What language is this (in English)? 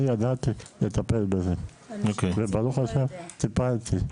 Hebrew